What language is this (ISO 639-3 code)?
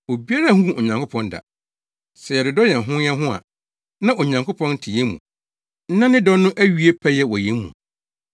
aka